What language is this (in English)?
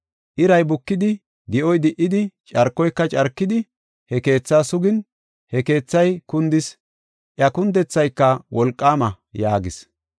Gofa